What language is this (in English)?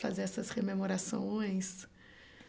Portuguese